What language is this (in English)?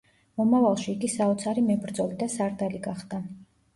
Georgian